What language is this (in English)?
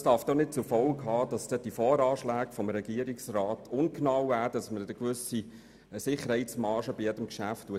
Swiss German